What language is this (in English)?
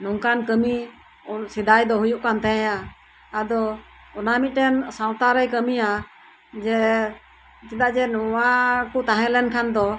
Santali